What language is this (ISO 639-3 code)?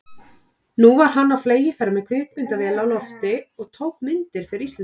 isl